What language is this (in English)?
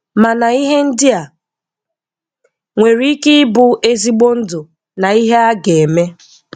Igbo